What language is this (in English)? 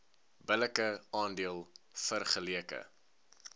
Afrikaans